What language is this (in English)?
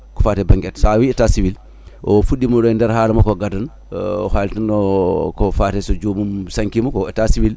Fula